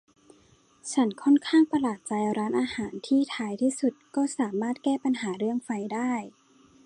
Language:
Thai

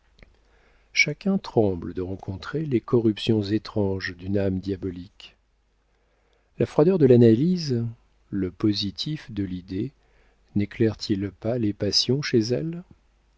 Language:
French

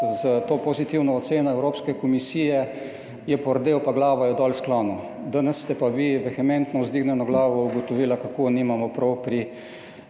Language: Slovenian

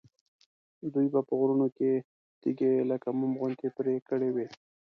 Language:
Pashto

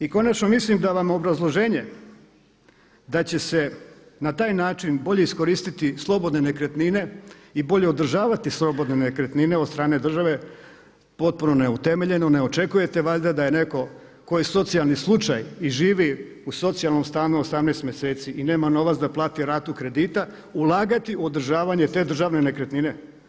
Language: Croatian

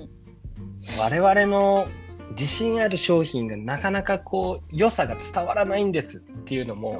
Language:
Japanese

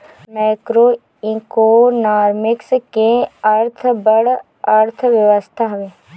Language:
Bhojpuri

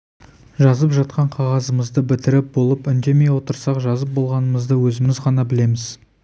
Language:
Kazakh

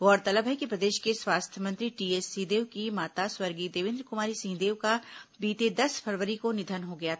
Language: Hindi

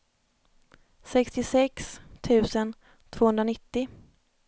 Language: Swedish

